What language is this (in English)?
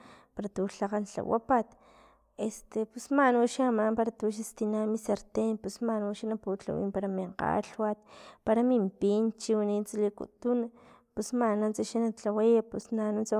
Filomena Mata-Coahuitlán Totonac